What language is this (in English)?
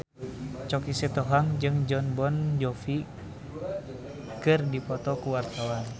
Sundanese